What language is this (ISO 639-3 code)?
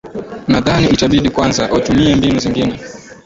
swa